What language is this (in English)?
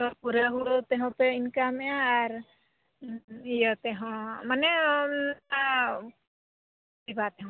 Santali